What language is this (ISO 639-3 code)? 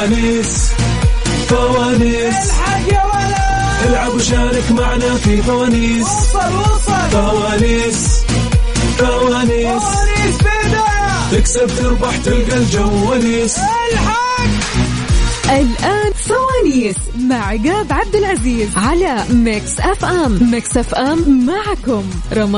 ara